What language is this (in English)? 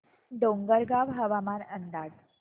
Marathi